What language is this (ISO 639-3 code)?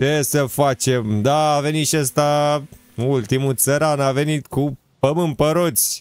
ron